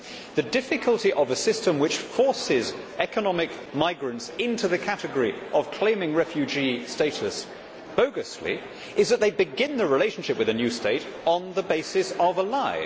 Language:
English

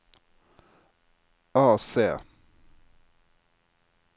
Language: Norwegian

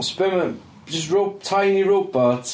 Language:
Welsh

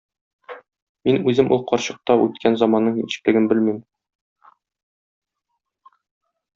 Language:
Tatar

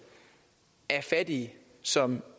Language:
Danish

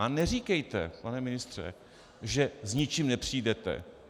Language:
Czech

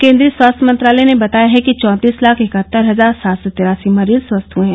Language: Hindi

